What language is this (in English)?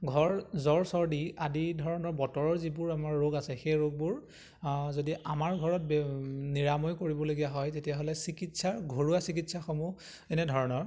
Assamese